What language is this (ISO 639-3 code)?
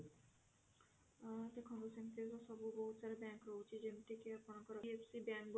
ori